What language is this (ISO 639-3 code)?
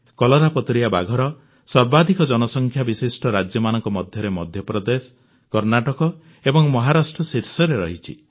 ori